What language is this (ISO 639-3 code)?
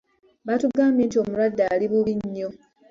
lug